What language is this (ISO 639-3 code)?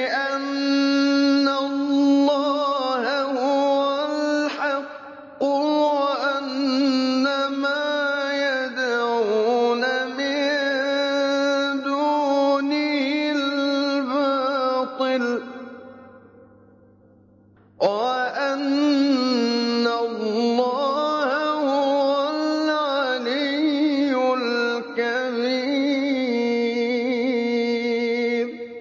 ara